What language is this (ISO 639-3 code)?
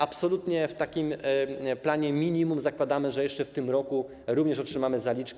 pol